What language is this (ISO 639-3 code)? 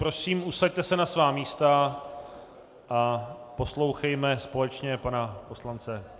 ces